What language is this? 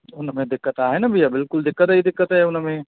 Sindhi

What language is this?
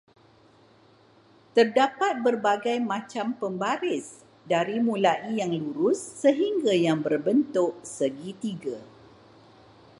Malay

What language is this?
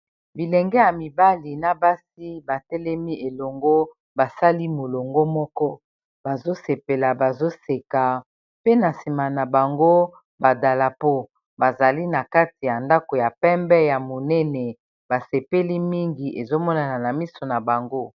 Lingala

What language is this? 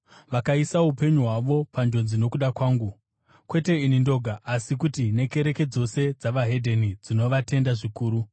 Shona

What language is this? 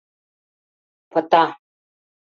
Mari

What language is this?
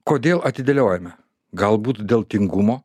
Lithuanian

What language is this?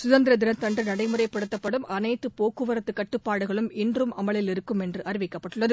Tamil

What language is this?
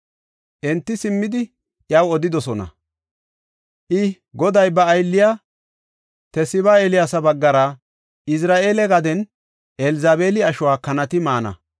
Gofa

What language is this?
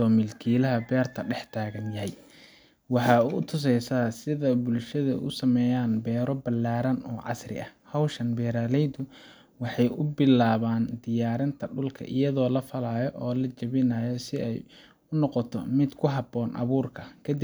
Somali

